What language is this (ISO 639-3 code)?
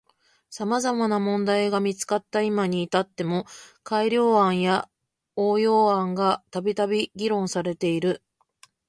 jpn